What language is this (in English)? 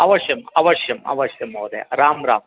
Sanskrit